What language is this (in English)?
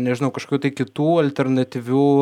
Lithuanian